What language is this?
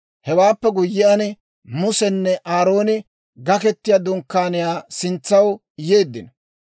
Dawro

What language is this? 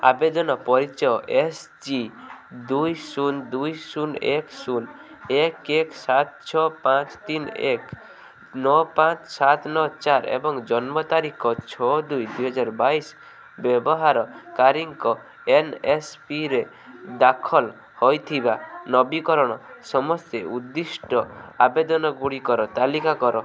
Odia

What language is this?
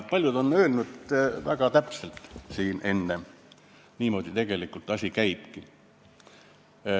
Estonian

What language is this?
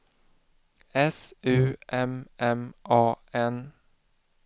Swedish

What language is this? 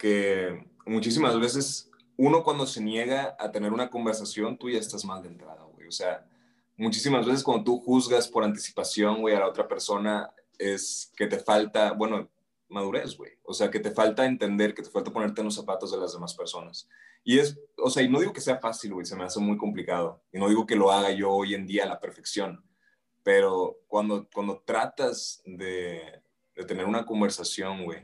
Spanish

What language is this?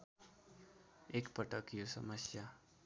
Nepali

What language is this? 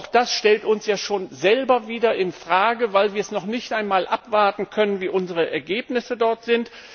German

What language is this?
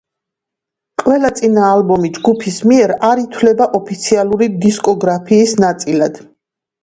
Georgian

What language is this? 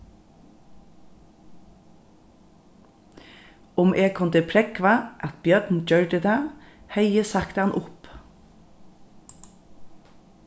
Faroese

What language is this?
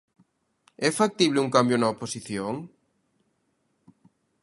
Galician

